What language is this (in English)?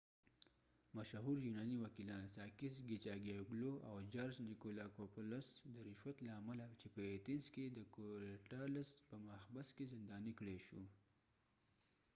Pashto